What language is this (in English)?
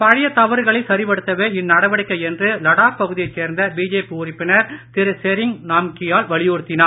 Tamil